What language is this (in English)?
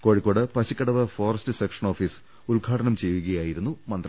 Malayalam